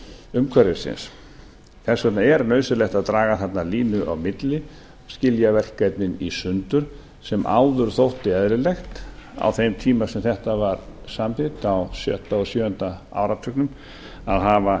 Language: Icelandic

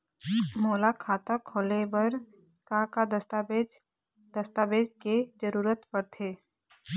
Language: Chhattisgarhi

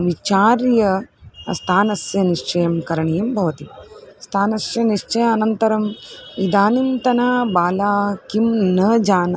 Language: Sanskrit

